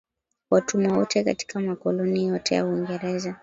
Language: Swahili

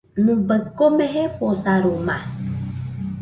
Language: Nüpode Huitoto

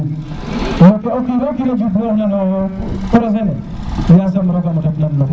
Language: Serer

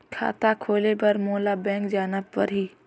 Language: Chhattisgarhi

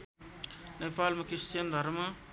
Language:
Nepali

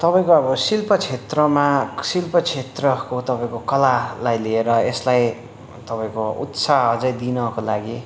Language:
Nepali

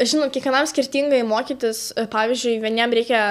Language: Lithuanian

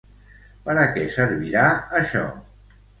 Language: Catalan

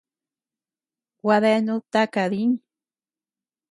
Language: Tepeuxila Cuicatec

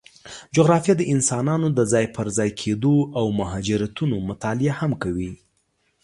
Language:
Pashto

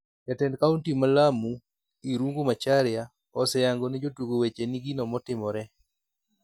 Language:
Luo (Kenya and Tanzania)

